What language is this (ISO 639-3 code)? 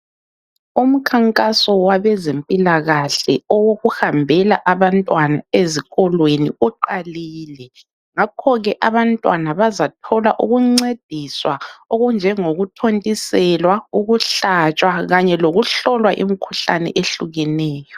nde